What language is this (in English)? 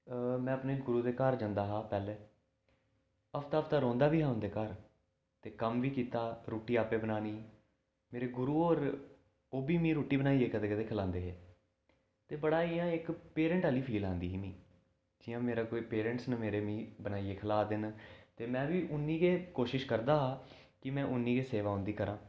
Dogri